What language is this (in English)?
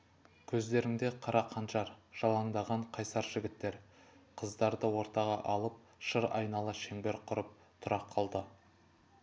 Kazakh